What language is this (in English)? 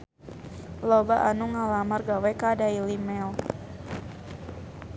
Sundanese